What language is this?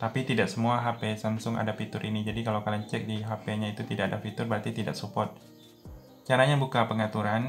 Indonesian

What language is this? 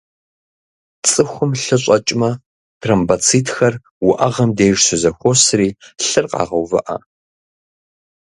Kabardian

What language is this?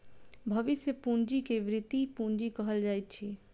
Maithili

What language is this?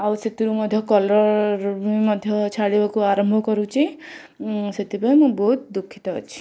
Odia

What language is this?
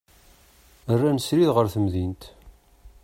Kabyle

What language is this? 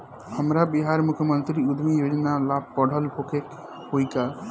Bhojpuri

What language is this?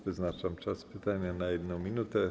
Polish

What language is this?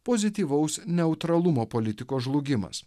Lithuanian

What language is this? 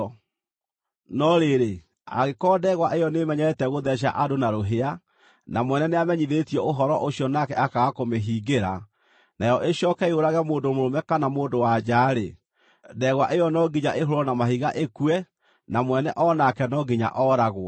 Kikuyu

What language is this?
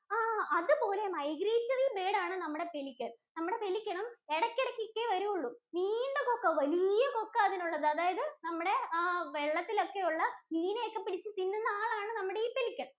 Malayalam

